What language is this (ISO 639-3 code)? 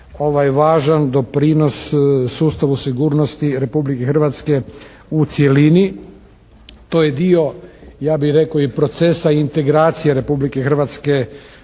hrv